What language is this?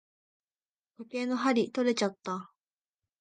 Japanese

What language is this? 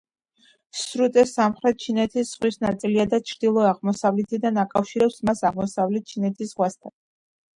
Georgian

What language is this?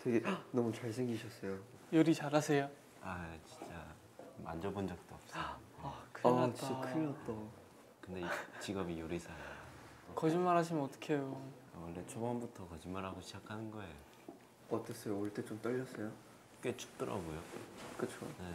Korean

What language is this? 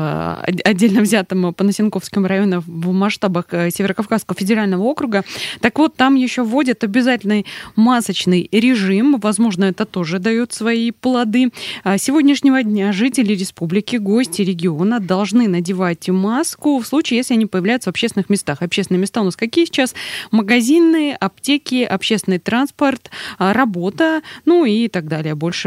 Russian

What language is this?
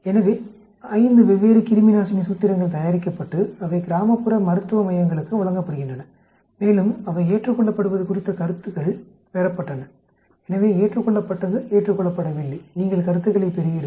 Tamil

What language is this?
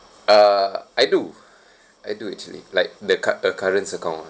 English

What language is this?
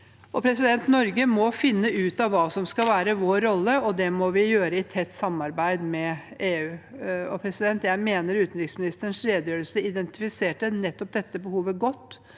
Norwegian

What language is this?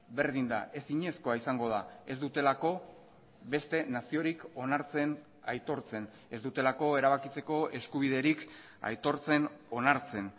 Basque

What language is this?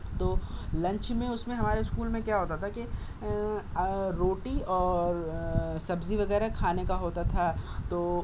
Urdu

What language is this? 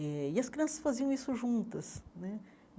Portuguese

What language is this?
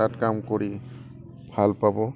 Assamese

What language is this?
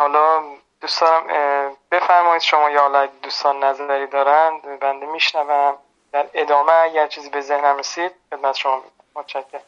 Persian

